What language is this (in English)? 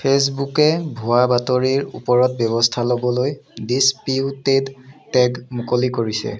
Assamese